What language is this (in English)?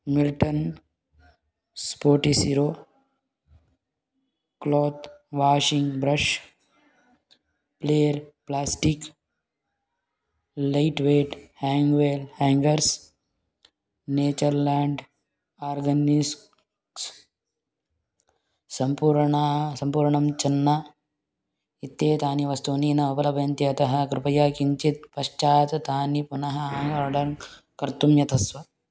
Sanskrit